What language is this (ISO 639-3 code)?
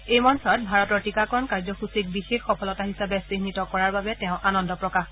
asm